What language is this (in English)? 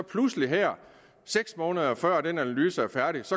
Danish